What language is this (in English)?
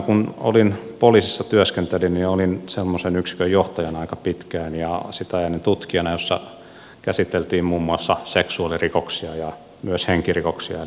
Finnish